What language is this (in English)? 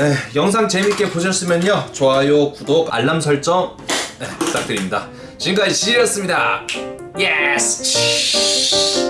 Korean